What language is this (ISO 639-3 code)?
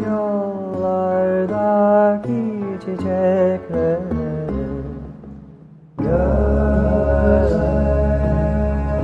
tur